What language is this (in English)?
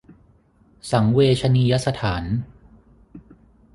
Thai